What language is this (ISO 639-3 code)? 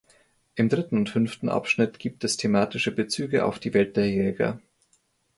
deu